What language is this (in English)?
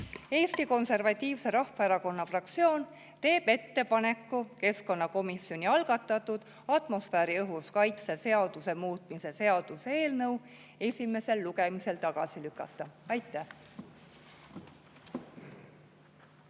Estonian